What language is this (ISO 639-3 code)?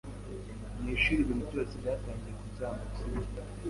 kin